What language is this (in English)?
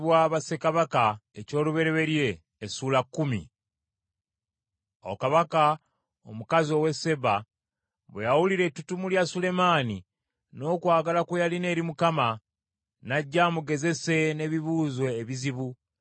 Ganda